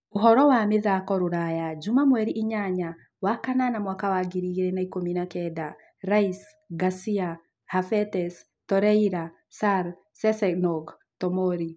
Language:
Kikuyu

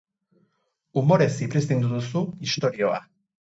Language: Basque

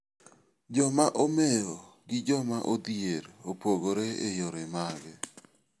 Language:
Luo (Kenya and Tanzania)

